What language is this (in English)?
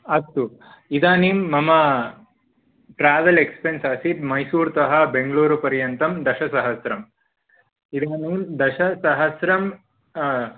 Sanskrit